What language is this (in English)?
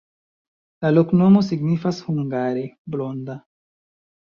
Esperanto